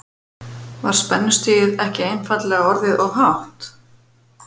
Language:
Icelandic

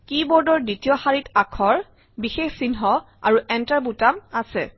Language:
Assamese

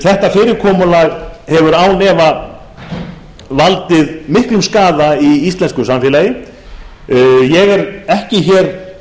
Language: Icelandic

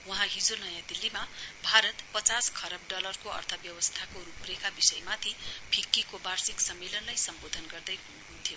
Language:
Nepali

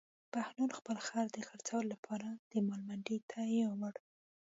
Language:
Pashto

